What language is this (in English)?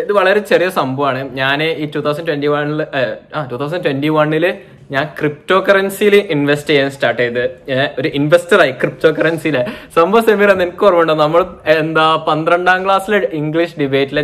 Malayalam